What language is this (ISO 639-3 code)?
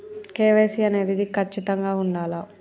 tel